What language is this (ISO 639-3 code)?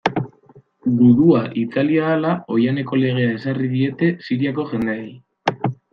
eus